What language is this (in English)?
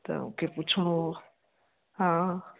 Sindhi